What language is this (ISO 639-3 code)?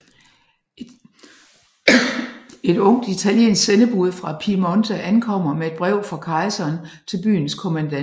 dan